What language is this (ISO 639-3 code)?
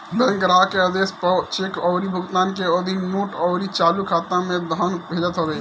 bho